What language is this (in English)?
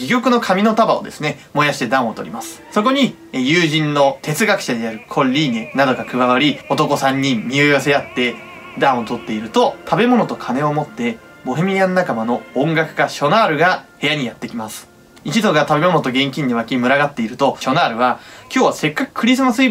Japanese